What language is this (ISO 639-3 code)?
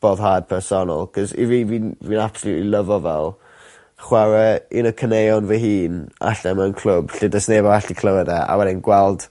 cym